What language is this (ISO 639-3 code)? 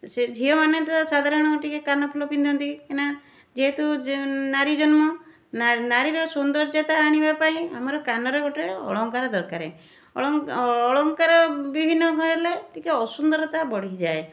ori